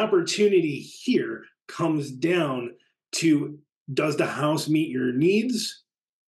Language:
English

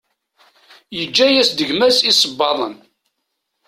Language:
Kabyle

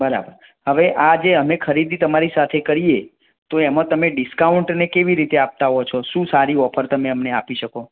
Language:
Gujarati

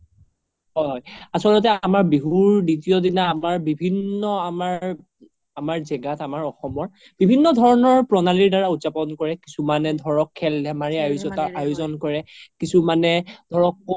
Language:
Assamese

